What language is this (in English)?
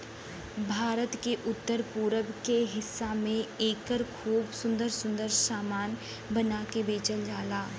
Bhojpuri